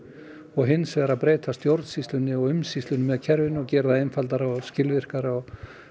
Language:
Icelandic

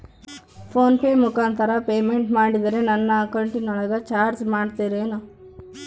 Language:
Kannada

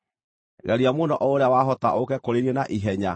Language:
Kikuyu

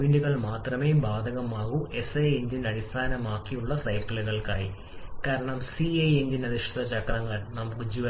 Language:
Malayalam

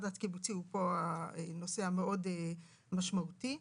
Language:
Hebrew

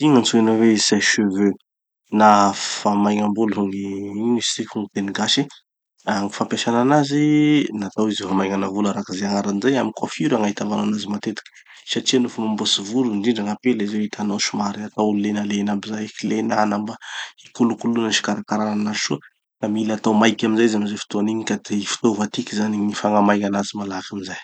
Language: Tanosy Malagasy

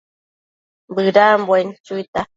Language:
Matsés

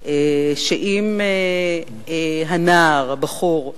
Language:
Hebrew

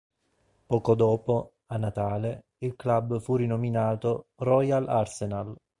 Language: Italian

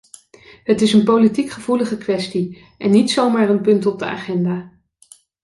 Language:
Dutch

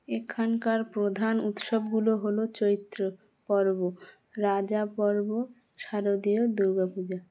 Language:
Bangla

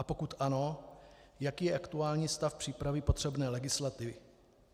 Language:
Czech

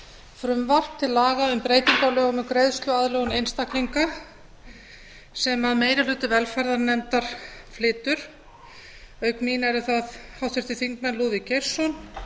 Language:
Icelandic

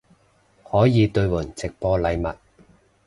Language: Cantonese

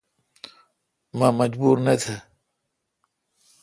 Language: Kalkoti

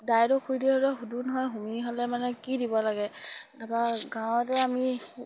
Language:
Assamese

